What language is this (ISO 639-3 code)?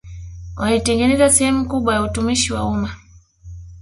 swa